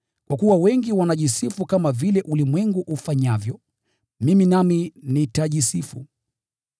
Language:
Swahili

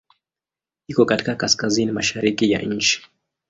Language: Swahili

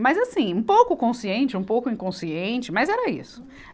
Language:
Portuguese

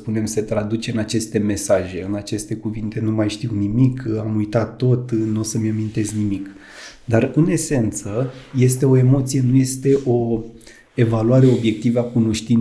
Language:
Romanian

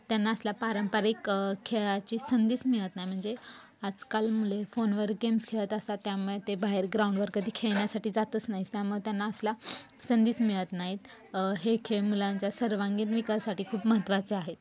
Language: Marathi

